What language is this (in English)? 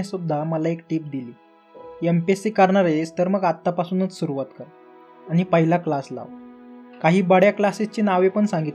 Marathi